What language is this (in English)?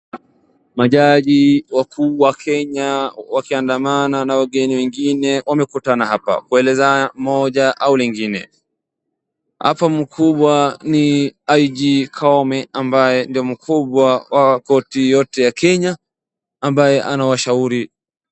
Swahili